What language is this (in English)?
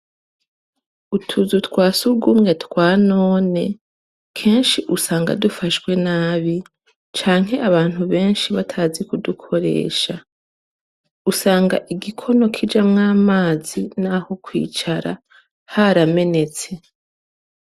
Rundi